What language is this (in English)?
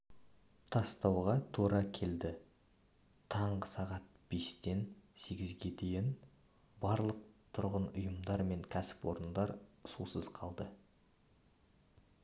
Kazakh